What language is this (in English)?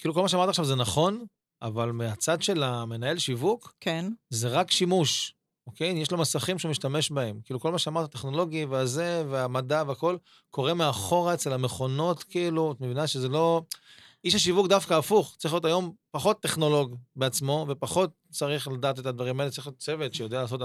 Hebrew